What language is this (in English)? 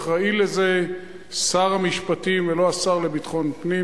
Hebrew